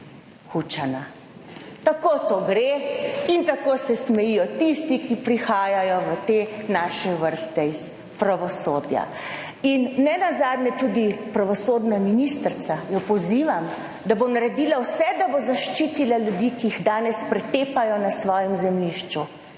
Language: Slovenian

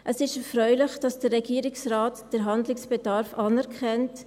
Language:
Swiss German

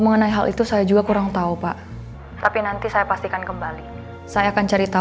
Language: Indonesian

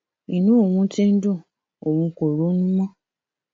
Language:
Yoruba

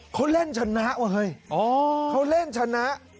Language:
Thai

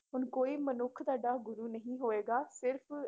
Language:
Punjabi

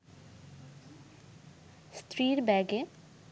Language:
Bangla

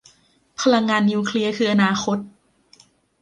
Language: Thai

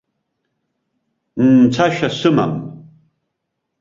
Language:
Abkhazian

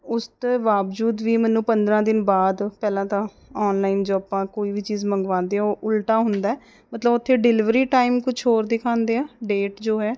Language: Punjabi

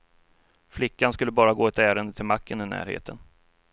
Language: Swedish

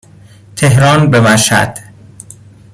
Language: Persian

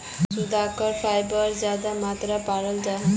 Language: Magahi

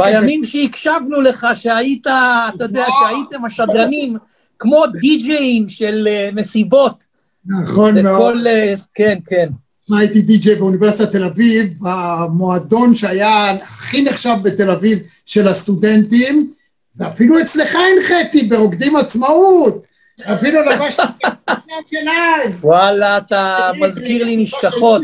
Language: Hebrew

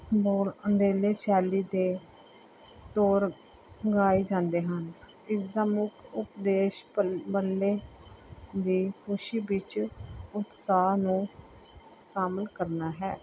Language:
Punjabi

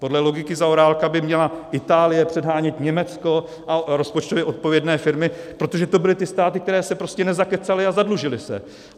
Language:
Czech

